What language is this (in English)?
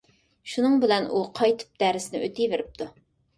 Uyghur